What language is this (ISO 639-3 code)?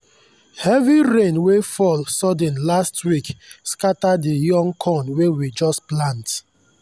pcm